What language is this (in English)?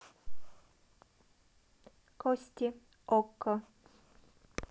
Russian